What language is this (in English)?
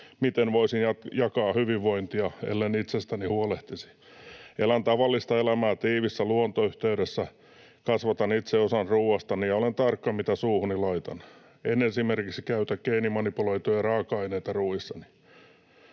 Finnish